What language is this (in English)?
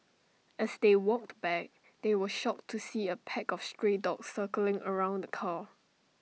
English